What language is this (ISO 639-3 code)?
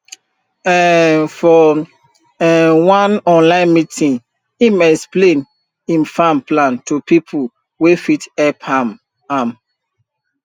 pcm